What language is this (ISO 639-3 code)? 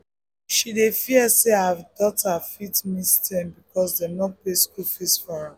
pcm